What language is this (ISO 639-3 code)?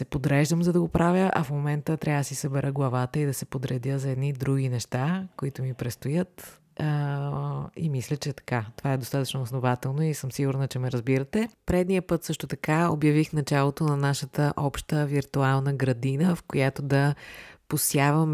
bul